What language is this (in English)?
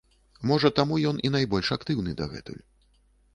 Belarusian